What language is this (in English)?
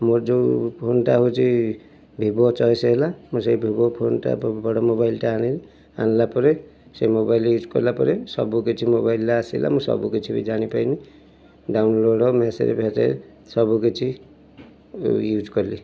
Odia